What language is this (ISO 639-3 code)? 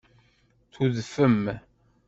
kab